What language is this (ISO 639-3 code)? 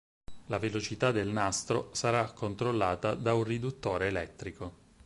ita